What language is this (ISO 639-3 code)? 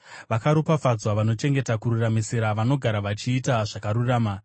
sna